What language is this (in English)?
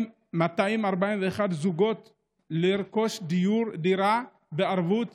Hebrew